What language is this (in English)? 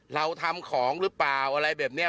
Thai